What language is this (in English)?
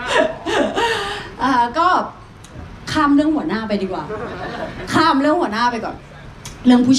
Thai